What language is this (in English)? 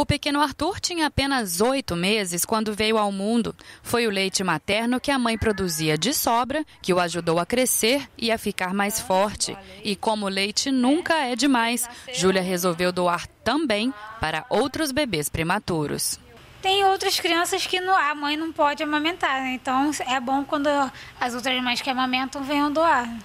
Portuguese